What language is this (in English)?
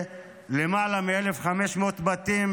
Hebrew